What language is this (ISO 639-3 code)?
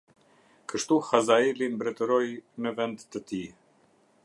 sqi